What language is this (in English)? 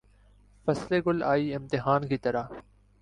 Urdu